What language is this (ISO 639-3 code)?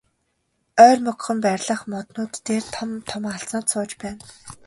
mon